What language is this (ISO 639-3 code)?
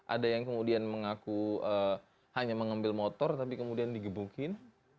ind